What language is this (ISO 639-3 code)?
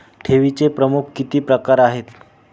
mar